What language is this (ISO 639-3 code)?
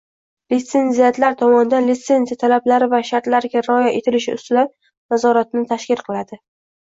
uzb